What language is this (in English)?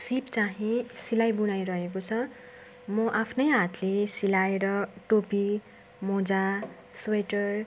Nepali